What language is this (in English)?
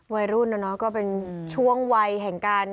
Thai